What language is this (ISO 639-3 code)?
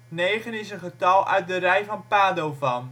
nld